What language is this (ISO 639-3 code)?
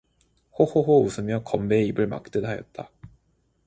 kor